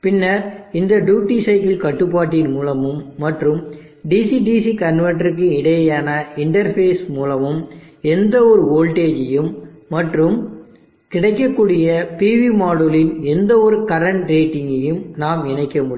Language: Tamil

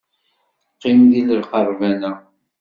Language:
Kabyle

